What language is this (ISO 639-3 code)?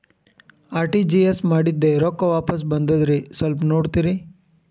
kan